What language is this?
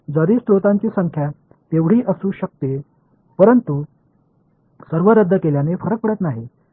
Marathi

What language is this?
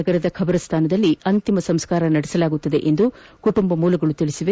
Kannada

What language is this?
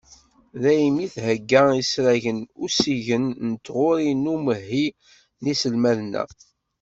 Kabyle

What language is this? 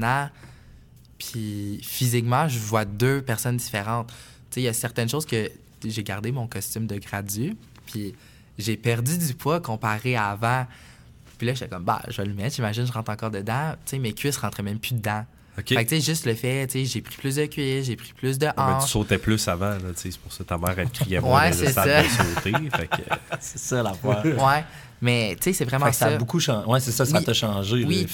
French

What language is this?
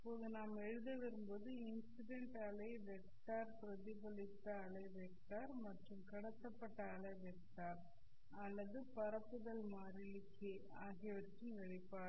Tamil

